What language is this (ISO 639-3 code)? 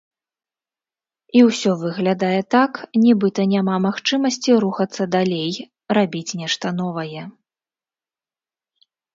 bel